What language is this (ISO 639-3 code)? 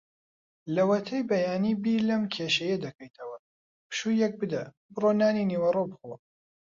ckb